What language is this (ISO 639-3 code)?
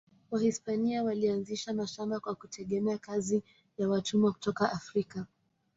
swa